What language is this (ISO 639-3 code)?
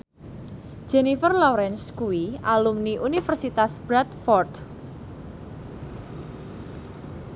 jav